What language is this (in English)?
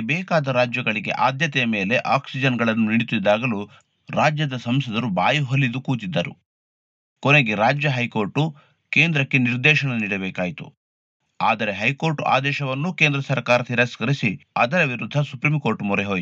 Kannada